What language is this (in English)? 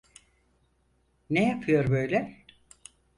Turkish